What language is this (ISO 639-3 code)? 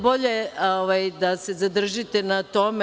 srp